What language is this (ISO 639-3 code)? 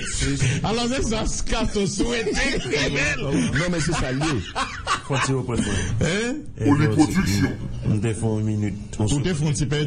fra